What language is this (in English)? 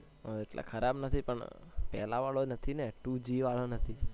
Gujarati